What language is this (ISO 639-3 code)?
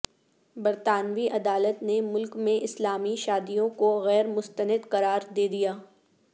urd